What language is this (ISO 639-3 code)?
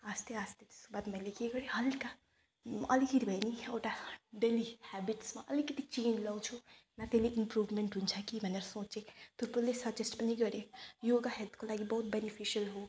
nep